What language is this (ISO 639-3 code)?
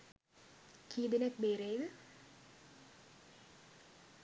sin